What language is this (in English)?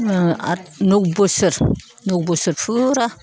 Bodo